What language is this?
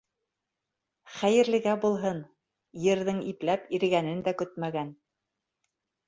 Bashkir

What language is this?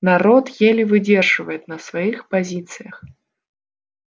Russian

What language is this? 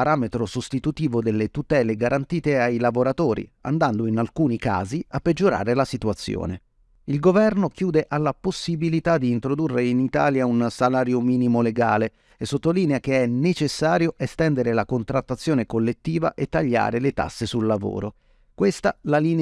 Italian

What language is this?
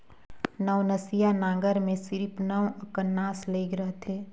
Chhattisgarhi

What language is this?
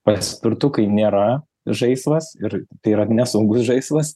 Lithuanian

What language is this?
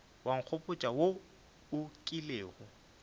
Northern Sotho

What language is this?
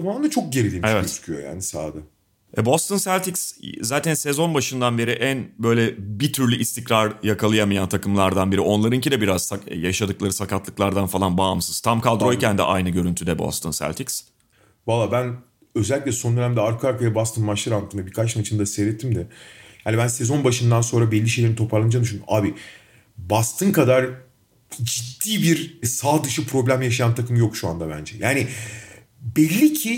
Turkish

